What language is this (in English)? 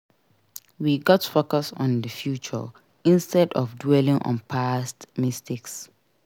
Nigerian Pidgin